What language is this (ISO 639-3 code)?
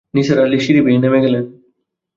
ben